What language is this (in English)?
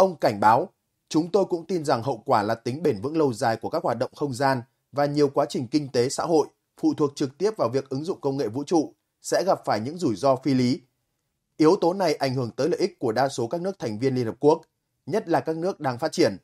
Vietnamese